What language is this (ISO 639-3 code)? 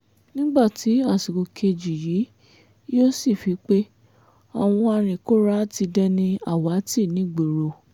yor